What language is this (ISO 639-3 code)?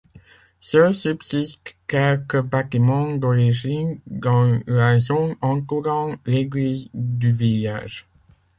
fra